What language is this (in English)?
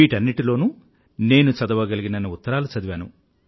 Telugu